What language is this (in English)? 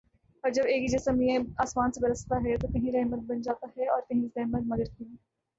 Urdu